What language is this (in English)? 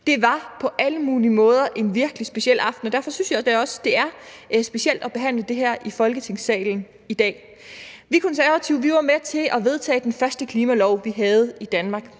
Danish